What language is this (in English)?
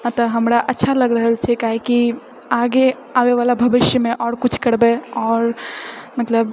Maithili